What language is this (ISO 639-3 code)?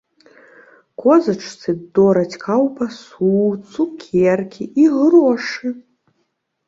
bel